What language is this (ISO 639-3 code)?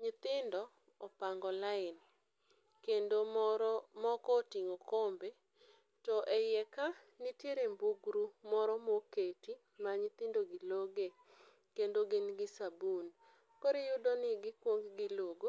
luo